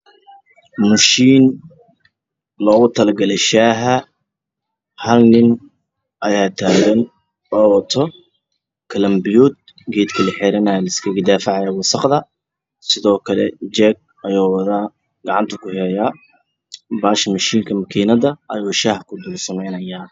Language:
Somali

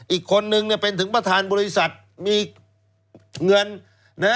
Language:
Thai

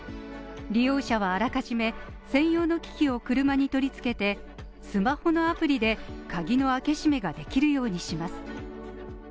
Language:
Japanese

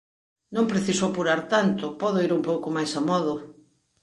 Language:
Galician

